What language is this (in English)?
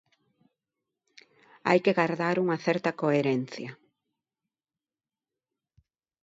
Galician